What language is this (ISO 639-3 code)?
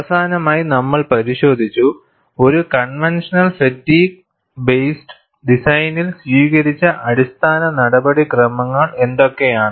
mal